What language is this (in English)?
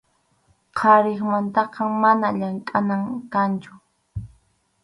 Arequipa-La Unión Quechua